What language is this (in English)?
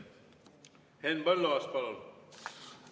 Estonian